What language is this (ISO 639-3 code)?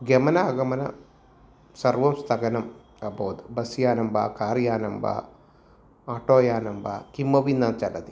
san